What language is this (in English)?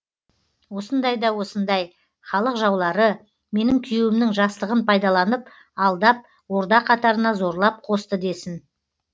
Kazakh